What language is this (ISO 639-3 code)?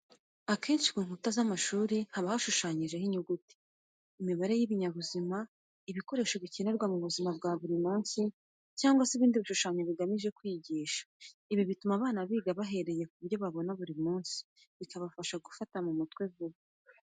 kin